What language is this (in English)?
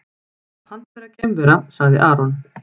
Icelandic